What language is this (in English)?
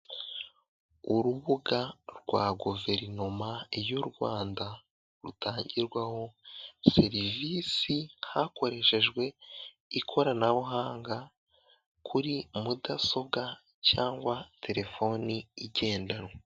Kinyarwanda